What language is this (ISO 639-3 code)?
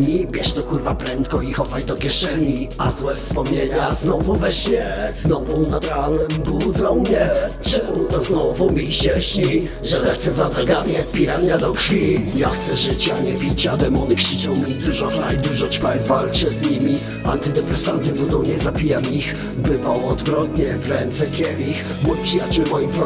pol